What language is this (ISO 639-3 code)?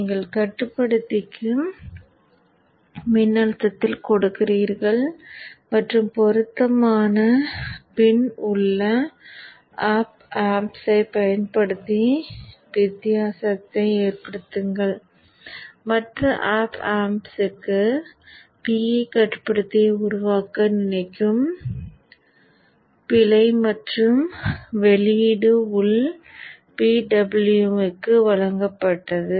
tam